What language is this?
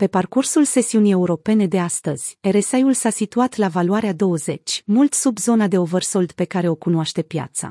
Romanian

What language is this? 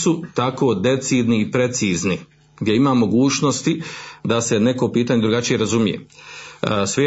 Croatian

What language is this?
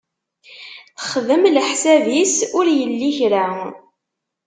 Kabyle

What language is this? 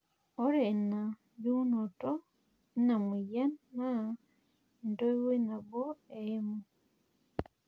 Masai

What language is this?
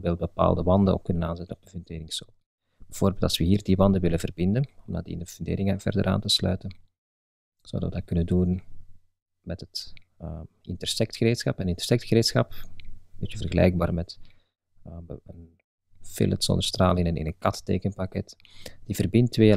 Dutch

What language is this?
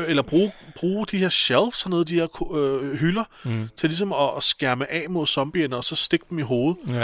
Danish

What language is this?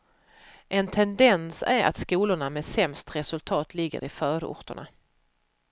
Swedish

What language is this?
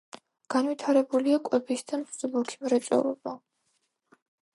Georgian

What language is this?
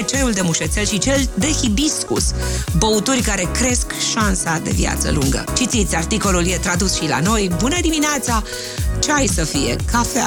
Romanian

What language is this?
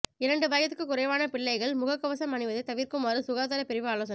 Tamil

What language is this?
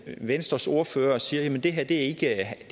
Danish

